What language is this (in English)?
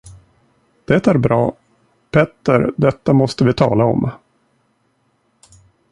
Swedish